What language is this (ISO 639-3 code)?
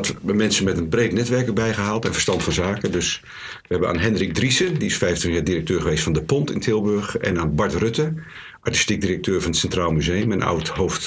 nld